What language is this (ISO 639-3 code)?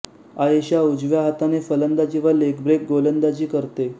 mar